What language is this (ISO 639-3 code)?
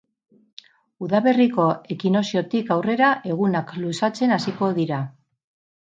eus